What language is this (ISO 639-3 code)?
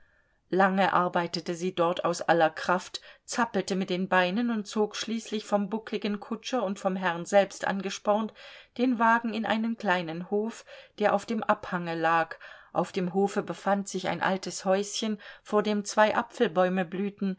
deu